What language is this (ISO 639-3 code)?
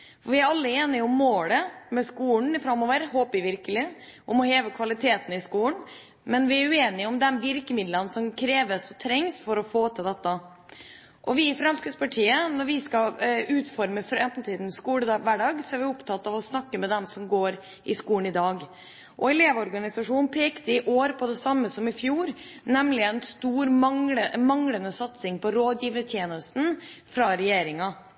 nob